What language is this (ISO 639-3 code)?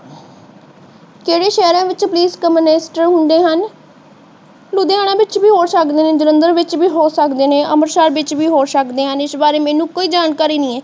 pan